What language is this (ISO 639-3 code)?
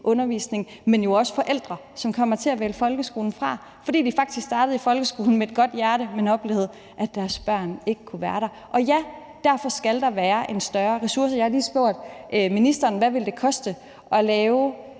dan